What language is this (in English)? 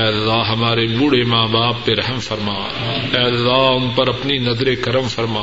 Urdu